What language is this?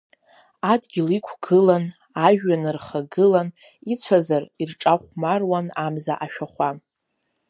Abkhazian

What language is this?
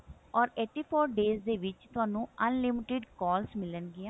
Punjabi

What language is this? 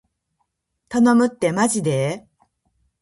Japanese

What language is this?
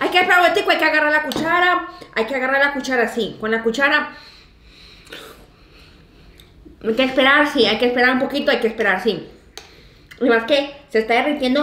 Spanish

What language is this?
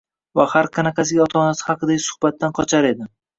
Uzbek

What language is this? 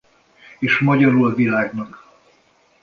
Hungarian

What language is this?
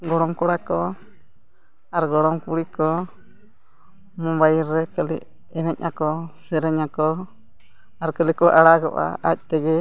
Santali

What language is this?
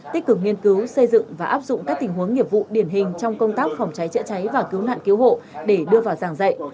Vietnamese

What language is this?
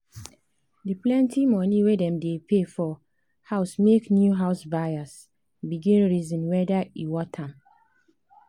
Nigerian Pidgin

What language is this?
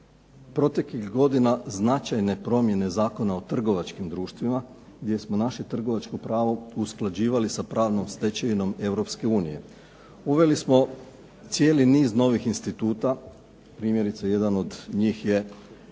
Croatian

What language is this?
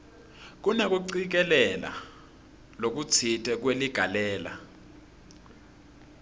Swati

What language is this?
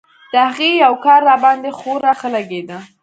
Pashto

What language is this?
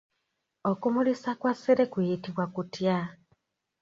Ganda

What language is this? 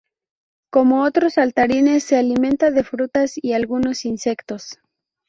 Spanish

